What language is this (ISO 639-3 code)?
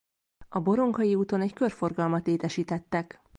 hun